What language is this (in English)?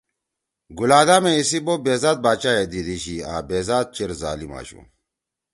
Torwali